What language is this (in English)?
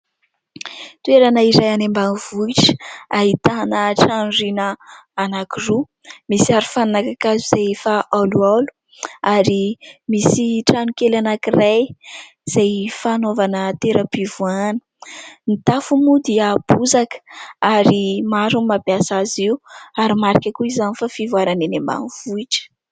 Malagasy